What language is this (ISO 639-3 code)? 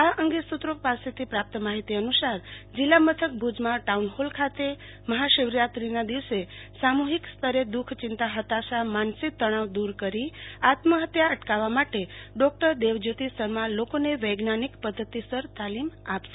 guj